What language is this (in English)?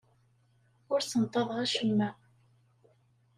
Kabyle